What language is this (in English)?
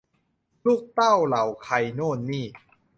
Thai